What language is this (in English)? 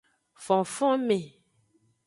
Aja (Benin)